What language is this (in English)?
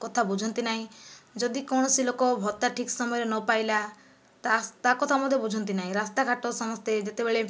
Odia